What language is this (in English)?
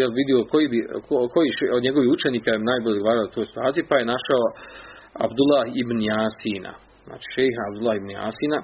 Croatian